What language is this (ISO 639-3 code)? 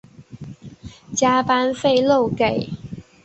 zho